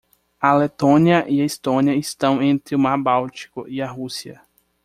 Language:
Portuguese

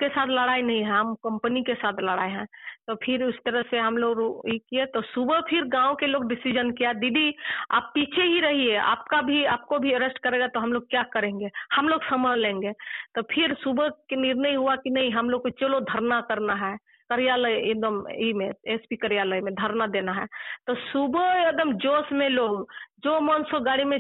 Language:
Telugu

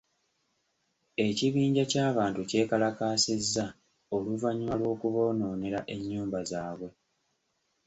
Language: Ganda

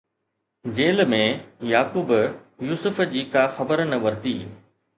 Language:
Sindhi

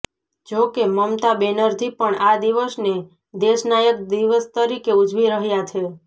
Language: Gujarati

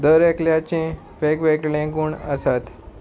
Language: Konkani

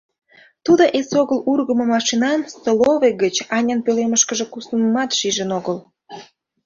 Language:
Mari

